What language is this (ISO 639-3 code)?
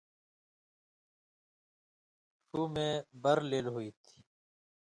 mvy